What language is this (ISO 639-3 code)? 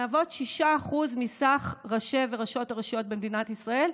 heb